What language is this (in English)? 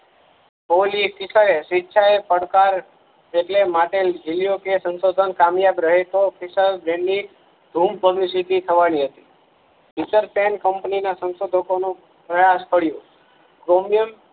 Gujarati